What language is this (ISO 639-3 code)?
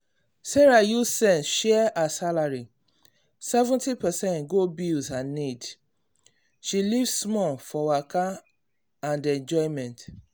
pcm